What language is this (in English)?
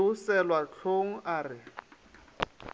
Northern Sotho